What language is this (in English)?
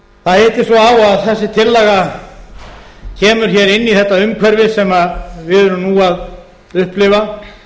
Icelandic